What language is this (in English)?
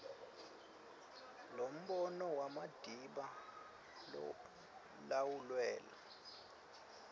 Swati